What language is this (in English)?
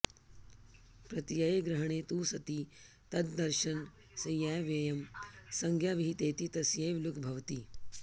Sanskrit